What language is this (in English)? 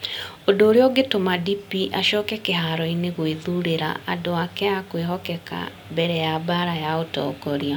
Kikuyu